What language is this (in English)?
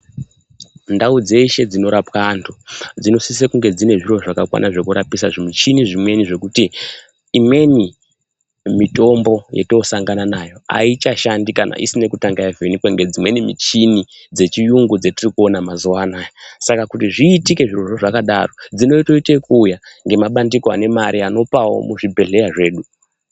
Ndau